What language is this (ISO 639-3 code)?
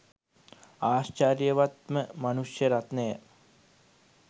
sin